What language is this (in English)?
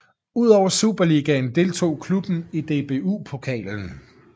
Danish